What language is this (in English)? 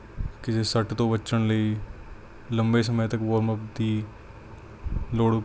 Punjabi